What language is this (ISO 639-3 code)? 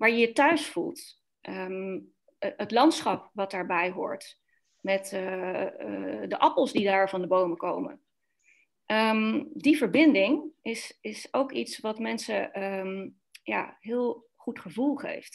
nld